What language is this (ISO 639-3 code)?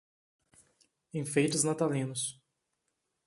por